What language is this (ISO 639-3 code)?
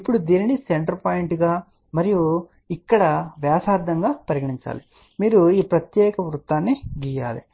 tel